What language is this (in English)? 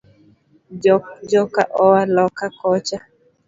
Luo (Kenya and Tanzania)